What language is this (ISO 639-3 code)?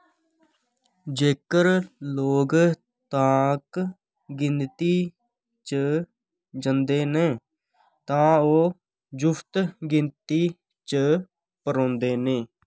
doi